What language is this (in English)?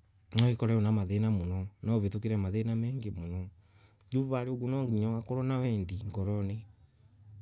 Embu